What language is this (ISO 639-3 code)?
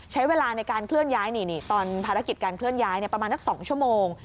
tha